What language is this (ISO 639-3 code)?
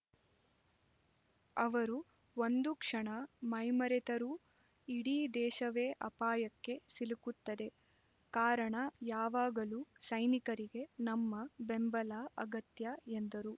kan